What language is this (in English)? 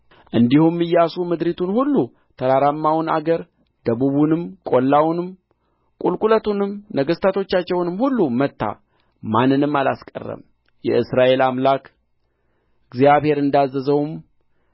Amharic